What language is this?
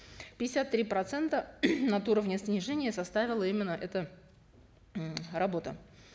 Kazakh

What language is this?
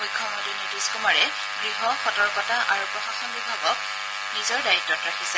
Assamese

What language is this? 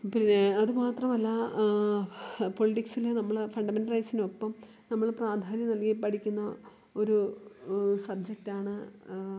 Malayalam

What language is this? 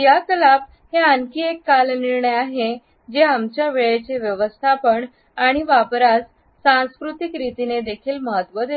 Marathi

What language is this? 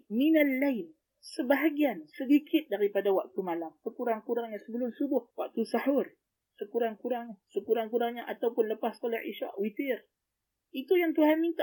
Malay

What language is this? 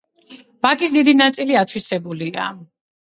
Georgian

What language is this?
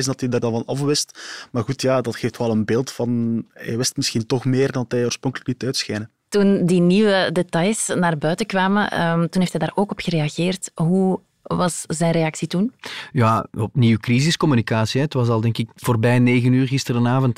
Dutch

